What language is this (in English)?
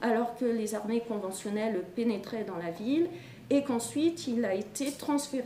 French